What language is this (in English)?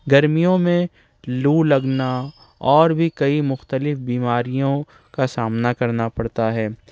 Urdu